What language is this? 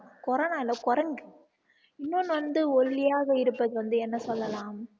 Tamil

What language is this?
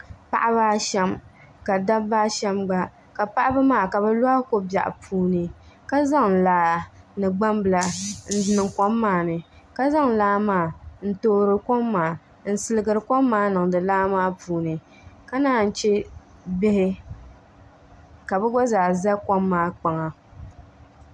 Dagbani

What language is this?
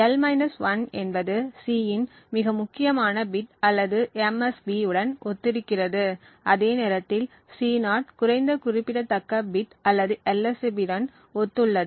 Tamil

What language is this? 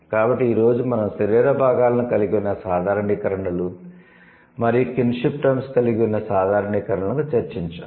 Telugu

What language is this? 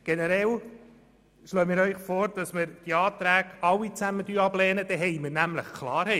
Swiss German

